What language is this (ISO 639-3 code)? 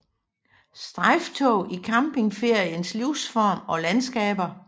dan